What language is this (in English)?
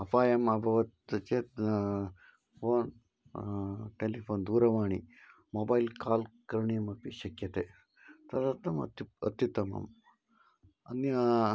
Sanskrit